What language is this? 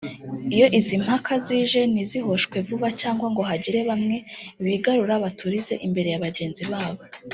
Kinyarwanda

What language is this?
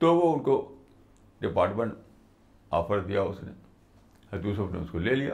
Urdu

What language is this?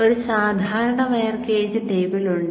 Malayalam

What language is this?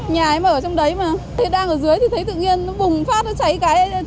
Vietnamese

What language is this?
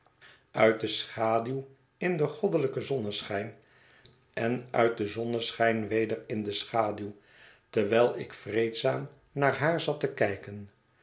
Dutch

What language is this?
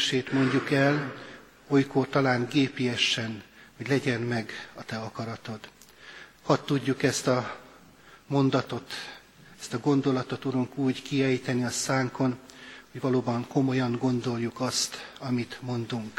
Hungarian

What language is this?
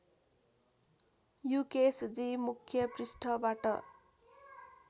Nepali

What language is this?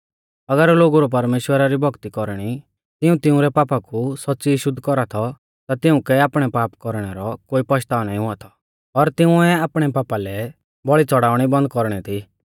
Mahasu Pahari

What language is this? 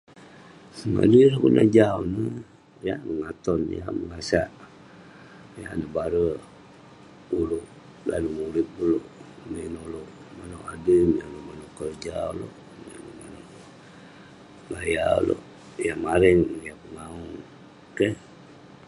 Western Penan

